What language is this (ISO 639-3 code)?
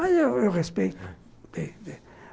por